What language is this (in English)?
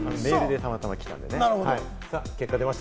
Japanese